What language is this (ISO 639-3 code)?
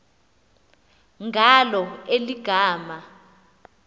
xho